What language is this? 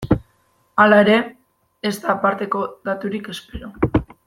Basque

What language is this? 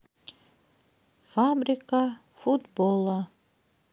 Russian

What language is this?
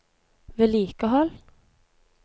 Norwegian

